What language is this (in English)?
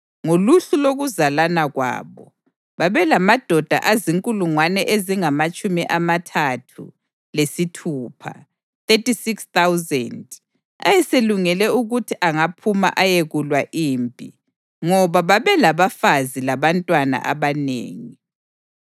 North Ndebele